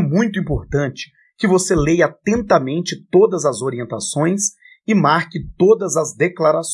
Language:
Portuguese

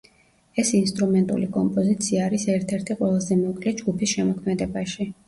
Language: Georgian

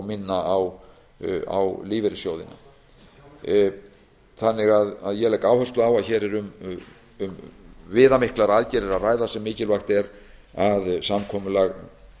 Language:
Icelandic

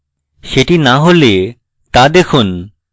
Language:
Bangla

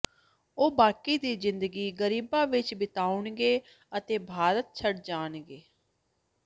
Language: Punjabi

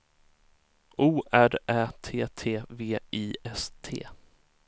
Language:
Swedish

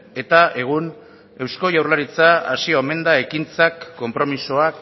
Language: Basque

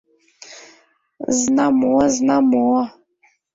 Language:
Mari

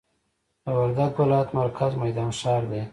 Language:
Pashto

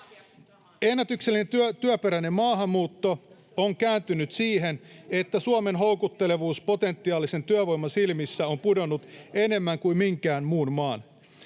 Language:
Finnish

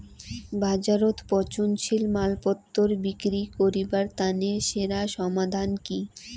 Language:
Bangla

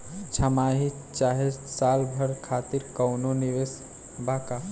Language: Bhojpuri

